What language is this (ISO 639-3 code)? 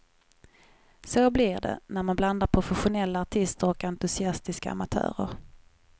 swe